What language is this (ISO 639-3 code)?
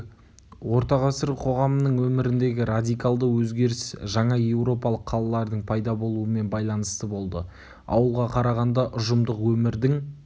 kaz